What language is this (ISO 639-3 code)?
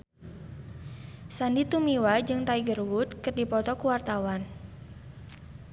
sun